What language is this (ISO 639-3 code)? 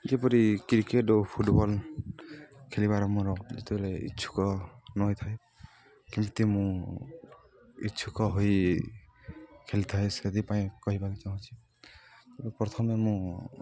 ori